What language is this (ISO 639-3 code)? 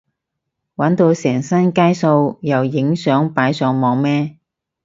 yue